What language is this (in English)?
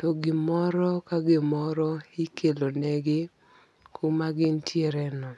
Luo (Kenya and Tanzania)